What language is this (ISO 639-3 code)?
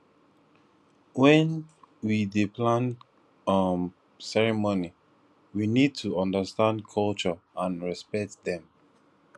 pcm